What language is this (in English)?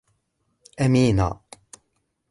Arabic